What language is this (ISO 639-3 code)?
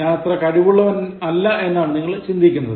mal